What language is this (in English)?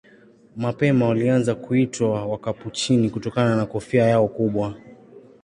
Swahili